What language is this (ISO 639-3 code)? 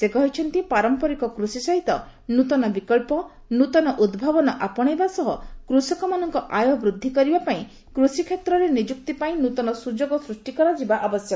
ori